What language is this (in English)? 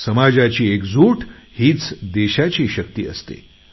Marathi